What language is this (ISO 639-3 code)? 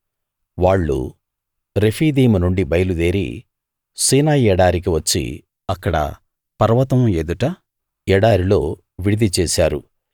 tel